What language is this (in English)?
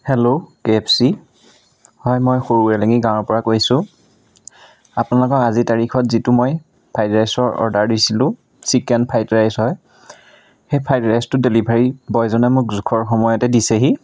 Assamese